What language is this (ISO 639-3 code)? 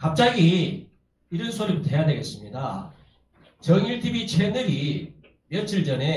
kor